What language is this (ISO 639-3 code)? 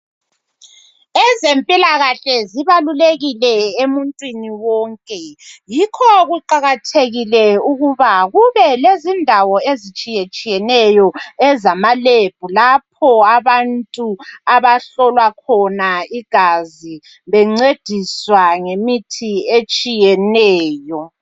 nde